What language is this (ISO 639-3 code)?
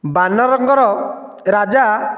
ori